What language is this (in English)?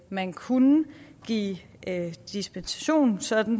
Danish